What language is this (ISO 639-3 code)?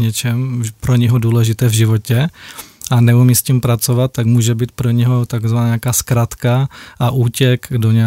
ces